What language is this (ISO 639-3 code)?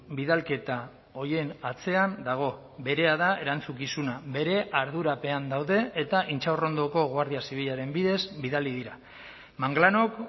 eus